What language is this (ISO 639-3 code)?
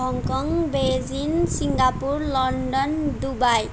nep